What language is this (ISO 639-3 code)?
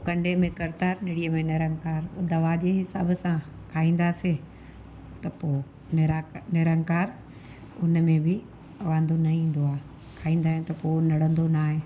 snd